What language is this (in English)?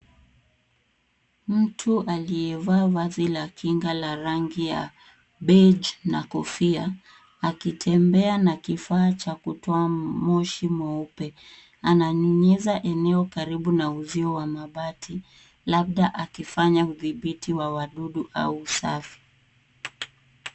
Swahili